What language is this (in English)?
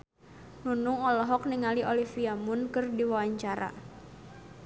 Sundanese